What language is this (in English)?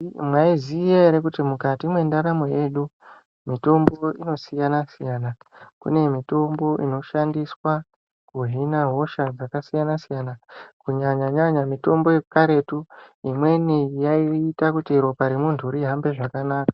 Ndau